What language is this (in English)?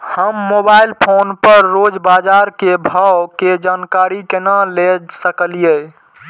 Maithili